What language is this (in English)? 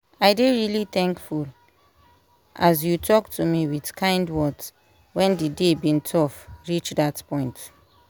Nigerian Pidgin